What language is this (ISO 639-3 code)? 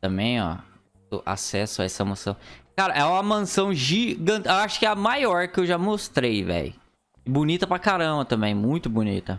por